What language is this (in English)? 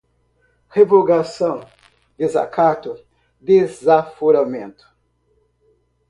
Portuguese